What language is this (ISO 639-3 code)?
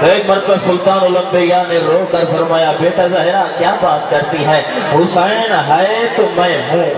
urd